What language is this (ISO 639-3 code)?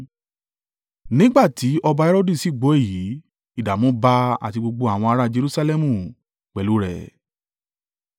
yor